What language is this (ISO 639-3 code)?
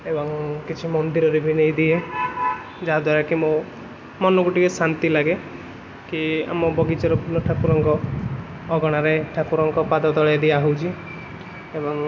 ori